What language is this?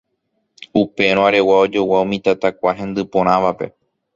Guarani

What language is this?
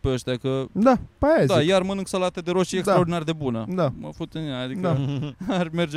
Romanian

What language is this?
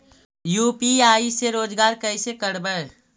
Magahi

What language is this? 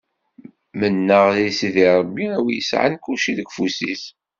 Kabyle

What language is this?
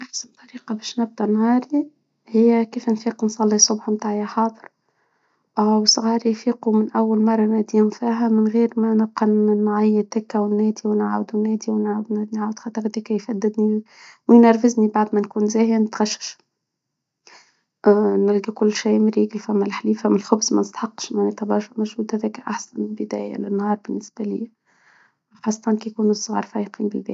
Tunisian Arabic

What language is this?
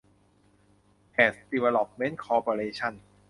Thai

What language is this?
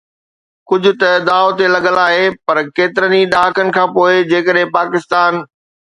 Sindhi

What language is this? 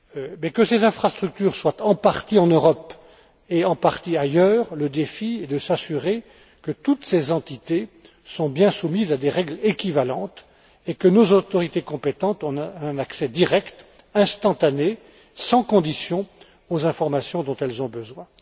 French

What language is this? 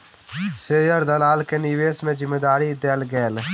Maithili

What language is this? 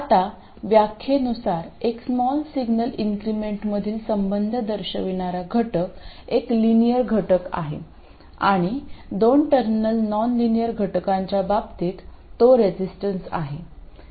Marathi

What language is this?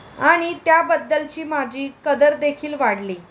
Marathi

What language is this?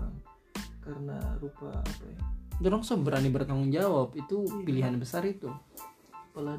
Indonesian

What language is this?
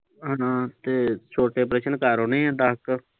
Punjabi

